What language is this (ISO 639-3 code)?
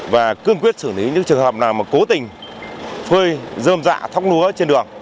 vie